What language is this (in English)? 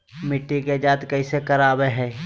Magahi